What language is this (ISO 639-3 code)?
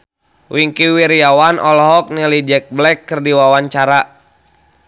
sun